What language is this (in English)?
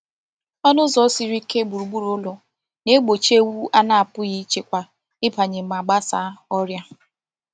Igbo